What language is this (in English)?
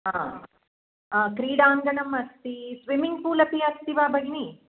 Sanskrit